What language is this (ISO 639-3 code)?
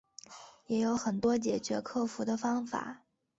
zho